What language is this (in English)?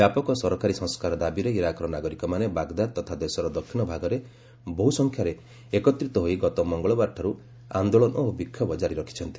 Odia